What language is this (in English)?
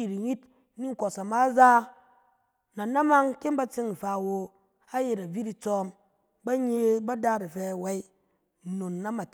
Cen